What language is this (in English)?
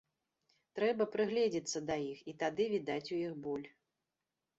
Belarusian